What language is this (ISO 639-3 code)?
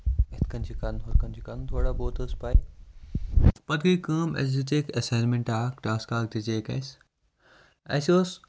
kas